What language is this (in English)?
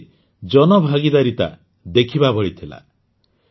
Odia